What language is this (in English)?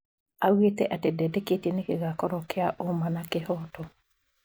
Kikuyu